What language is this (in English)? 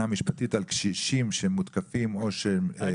Hebrew